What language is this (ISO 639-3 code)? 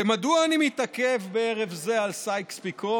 heb